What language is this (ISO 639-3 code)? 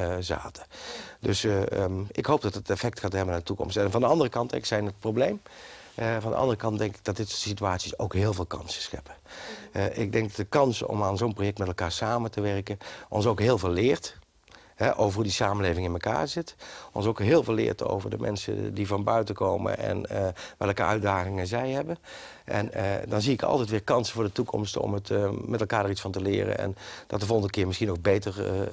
nld